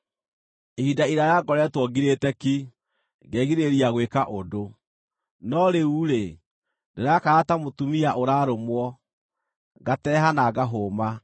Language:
Kikuyu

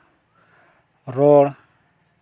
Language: Santali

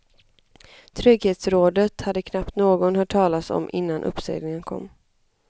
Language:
Swedish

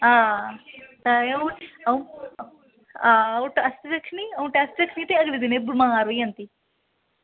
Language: Dogri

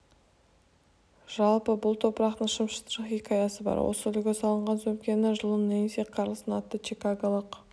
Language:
Kazakh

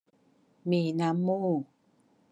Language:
Thai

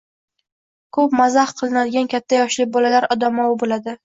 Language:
Uzbek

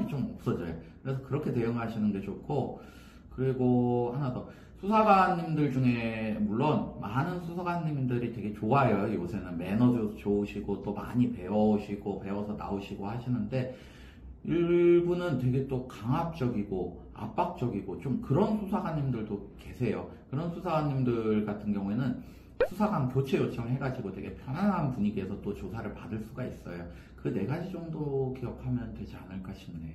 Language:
Korean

